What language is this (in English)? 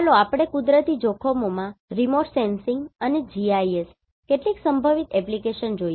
Gujarati